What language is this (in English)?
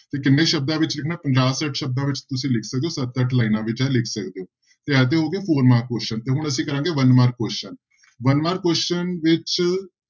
Punjabi